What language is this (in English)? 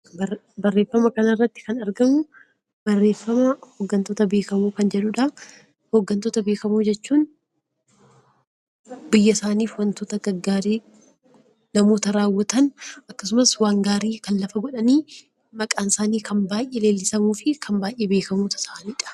Oromo